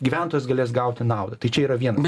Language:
Lithuanian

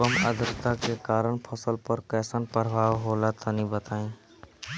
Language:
Bhojpuri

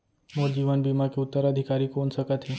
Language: Chhattisgarhi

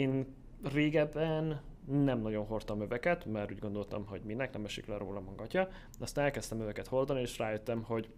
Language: Hungarian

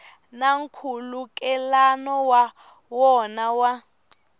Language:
Tsonga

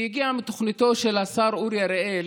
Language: Hebrew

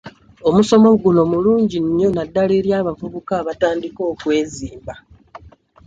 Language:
Ganda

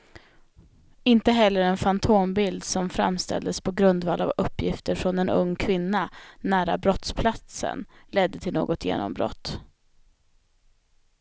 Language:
Swedish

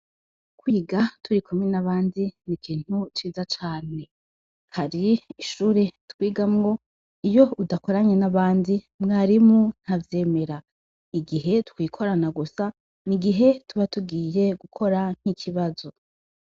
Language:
Rundi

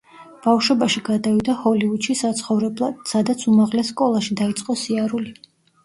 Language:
Georgian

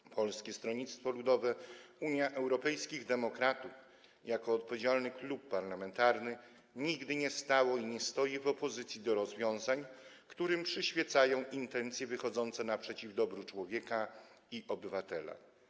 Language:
Polish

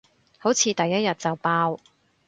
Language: Cantonese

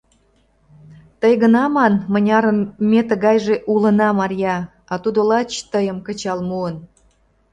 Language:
Mari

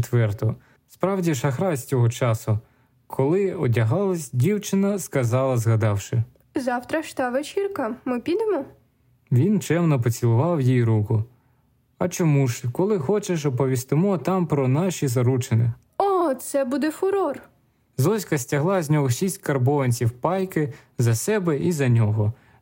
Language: Ukrainian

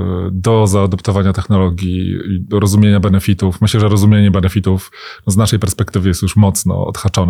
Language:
Polish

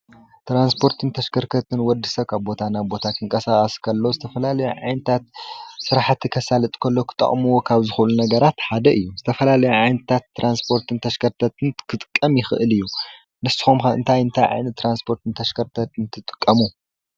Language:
Tigrinya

